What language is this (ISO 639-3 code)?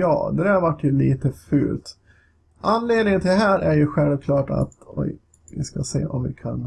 swe